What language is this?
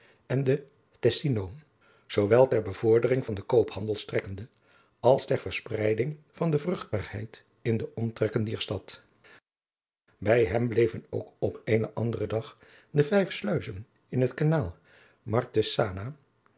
Dutch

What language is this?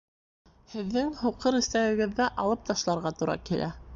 Bashkir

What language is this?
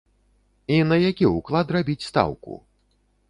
Belarusian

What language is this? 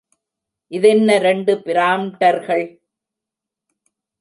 Tamil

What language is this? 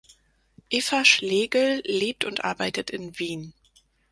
German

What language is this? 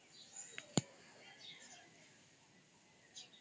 Odia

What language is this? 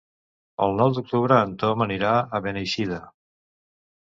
Catalan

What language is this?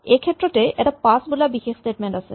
Assamese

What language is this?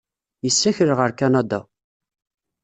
Kabyle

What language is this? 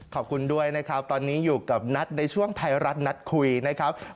Thai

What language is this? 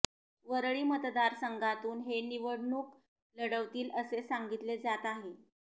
Marathi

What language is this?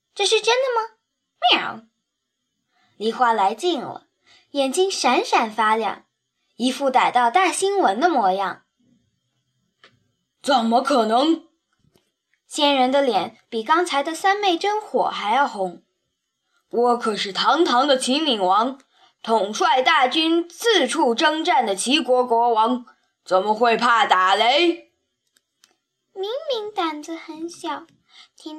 Chinese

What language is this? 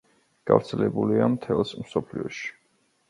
Georgian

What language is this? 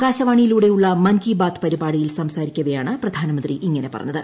Malayalam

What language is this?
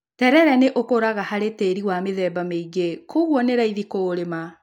Kikuyu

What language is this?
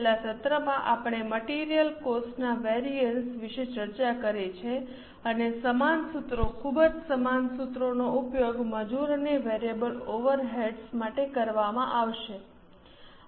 Gujarati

